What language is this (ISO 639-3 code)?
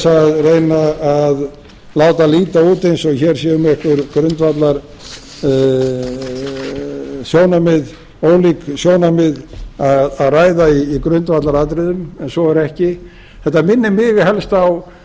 isl